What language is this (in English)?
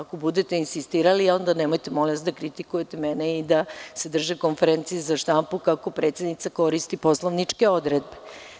Serbian